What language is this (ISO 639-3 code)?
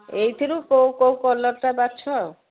ori